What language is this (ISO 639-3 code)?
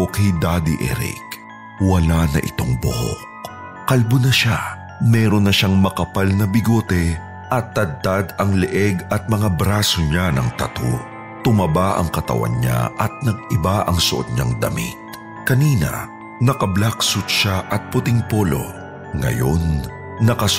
fil